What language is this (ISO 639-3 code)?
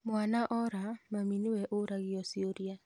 kik